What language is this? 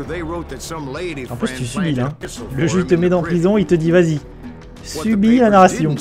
French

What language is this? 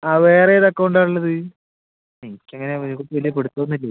Malayalam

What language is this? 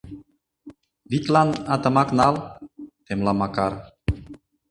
Mari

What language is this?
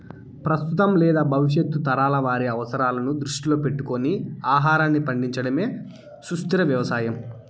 Telugu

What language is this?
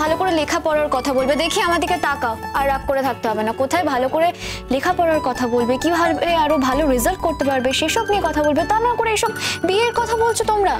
Bangla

